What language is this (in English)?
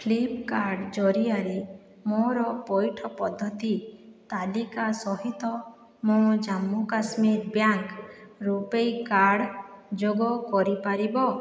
Odia